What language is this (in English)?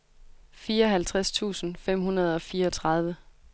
Danish